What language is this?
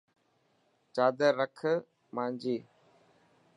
Dhatki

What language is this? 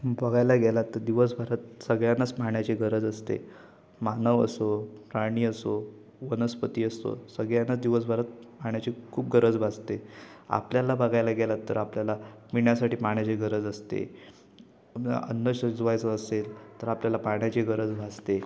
Marathi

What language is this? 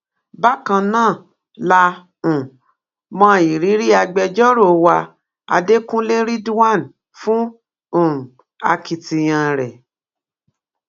Yoruba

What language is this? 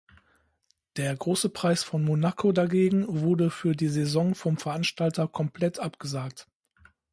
German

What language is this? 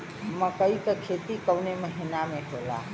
Bhojpuri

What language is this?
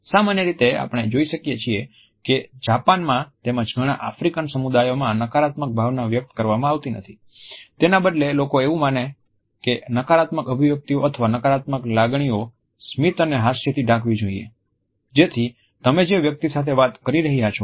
Gujarati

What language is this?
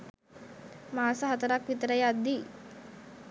Sinhala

